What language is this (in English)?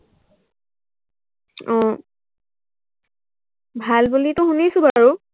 Assamese